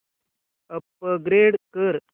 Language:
Marathi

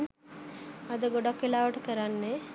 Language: Sinhala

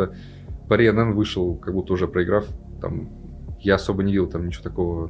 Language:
Russian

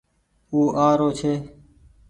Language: Goaria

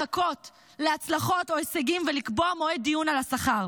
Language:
Hebrew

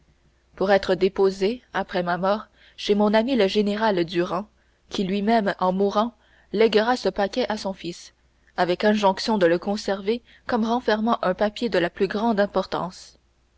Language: French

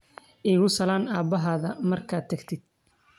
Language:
Somali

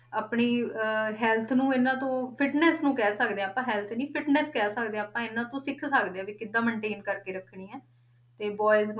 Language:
Punjabi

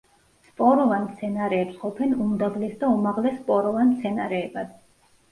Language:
Georgian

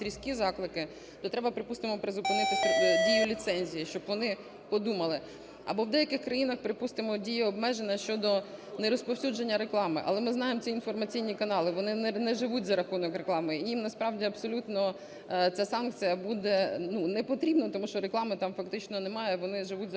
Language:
Ukrainian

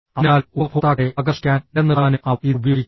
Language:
Malayalam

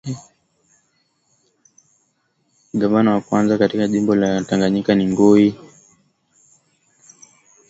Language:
Swahili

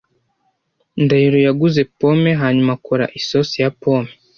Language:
Kinyarwanda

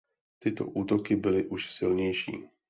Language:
Czech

